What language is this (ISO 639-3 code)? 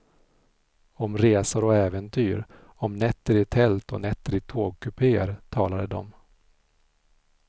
swe